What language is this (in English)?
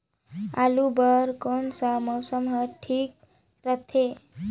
Chhattisgarhi